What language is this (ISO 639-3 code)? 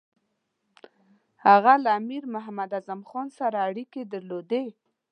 pus